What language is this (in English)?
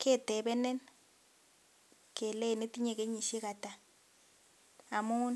Kalenjin